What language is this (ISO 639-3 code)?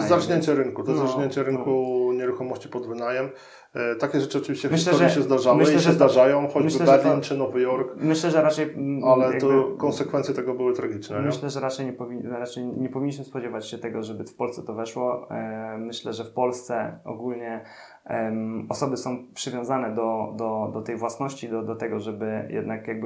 pol